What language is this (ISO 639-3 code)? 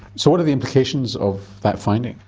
eng